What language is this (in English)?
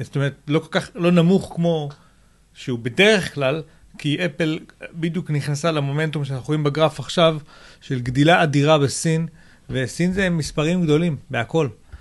Hebrew